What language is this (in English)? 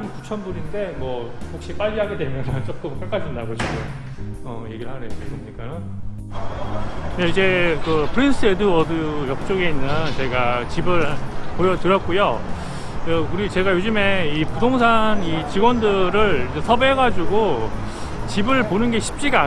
Korean